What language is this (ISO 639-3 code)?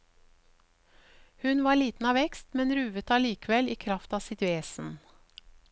nor